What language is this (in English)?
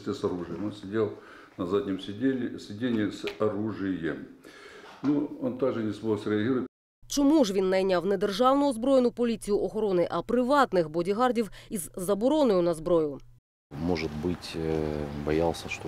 Russian